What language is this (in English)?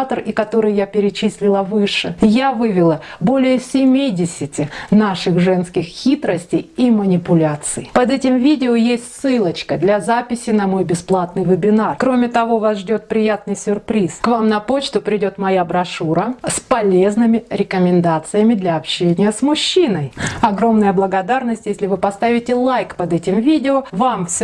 Russian